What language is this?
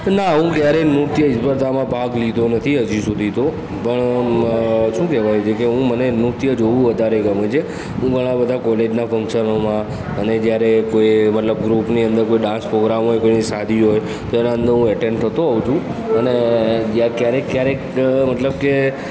Gujarati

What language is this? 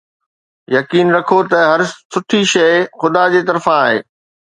Sindhi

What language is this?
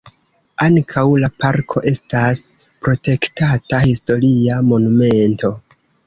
Esperanto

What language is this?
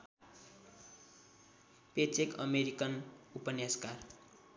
Nepali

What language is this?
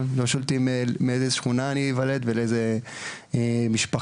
Hebrew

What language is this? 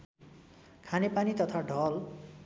Nepali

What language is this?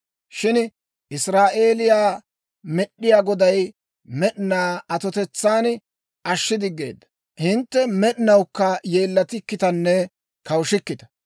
Dawro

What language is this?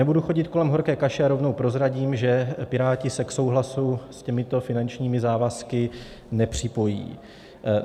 Czech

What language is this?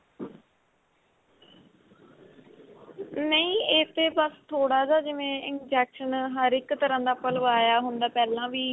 Punjabi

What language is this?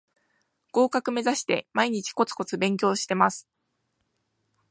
Japanese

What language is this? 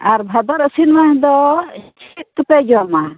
Santali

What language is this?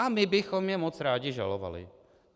Czech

